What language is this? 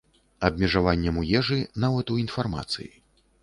Belarusian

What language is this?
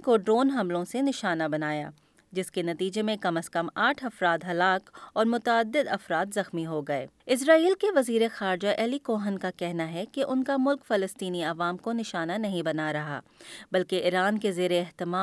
Urdu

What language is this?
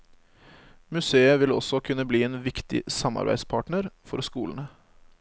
Norwegian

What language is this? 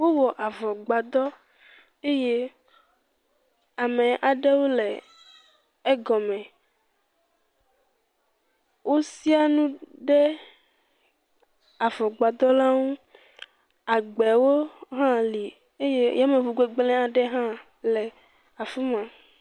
Ewe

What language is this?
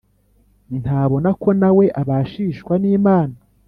Kinyarwanda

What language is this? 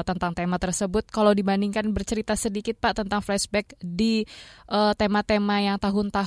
Indonesian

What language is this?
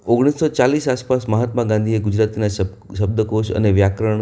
Gujarati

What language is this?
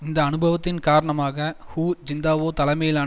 Tamil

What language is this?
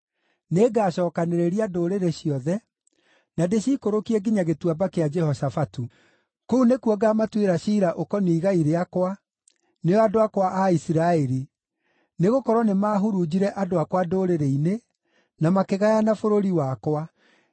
Kikuyu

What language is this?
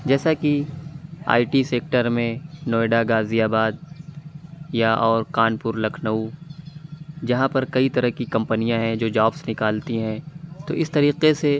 Urdu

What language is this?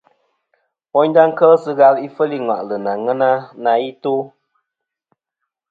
Kom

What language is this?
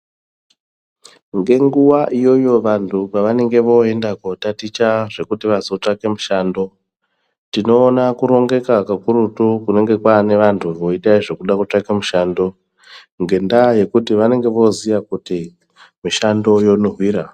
Ndau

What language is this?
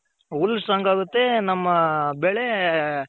Kannada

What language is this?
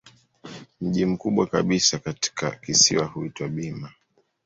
Swahili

